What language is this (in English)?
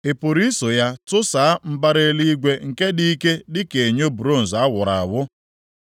Igbo